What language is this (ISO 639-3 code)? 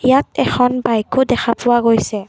asm